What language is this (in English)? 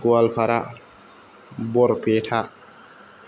Bodo